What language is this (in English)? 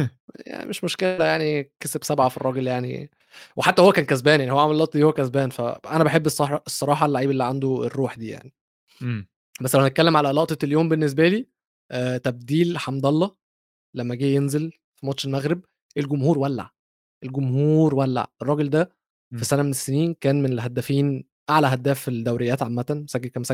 Arabic